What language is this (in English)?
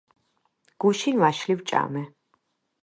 Georgian